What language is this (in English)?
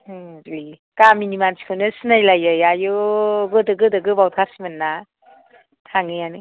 Bodo